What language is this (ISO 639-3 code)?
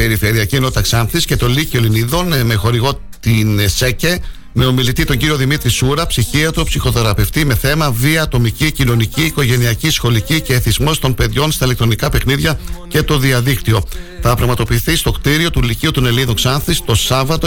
ell